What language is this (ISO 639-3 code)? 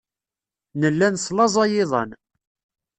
kab